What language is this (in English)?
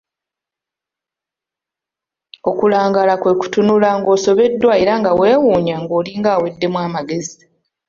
Ganda